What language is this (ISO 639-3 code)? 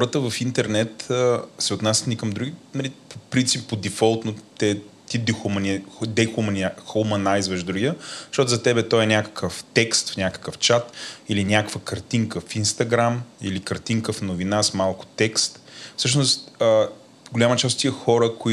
bul